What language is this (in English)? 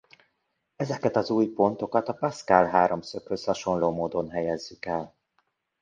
Hungarian